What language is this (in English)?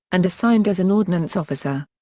English